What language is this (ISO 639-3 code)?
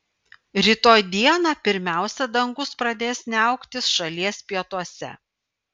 lit